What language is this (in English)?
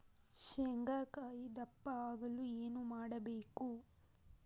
Kannada